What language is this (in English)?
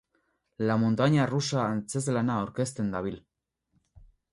Basque